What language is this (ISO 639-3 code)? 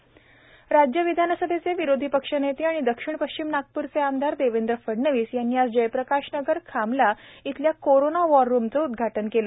mar